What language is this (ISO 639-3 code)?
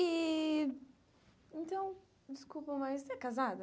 por